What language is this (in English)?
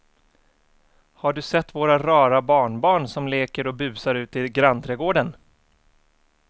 Swedish